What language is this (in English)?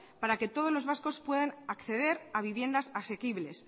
Spanish